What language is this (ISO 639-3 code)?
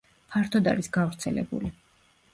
kat